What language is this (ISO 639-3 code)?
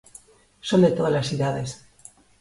glg